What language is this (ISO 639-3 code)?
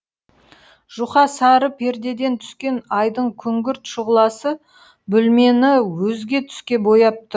kaz